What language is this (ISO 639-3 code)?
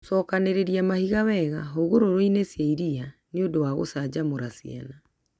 kik